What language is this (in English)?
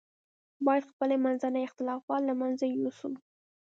Pashto